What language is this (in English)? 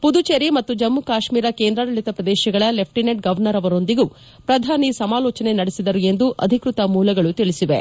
Kannada